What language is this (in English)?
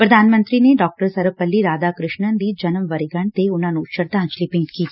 Punjabi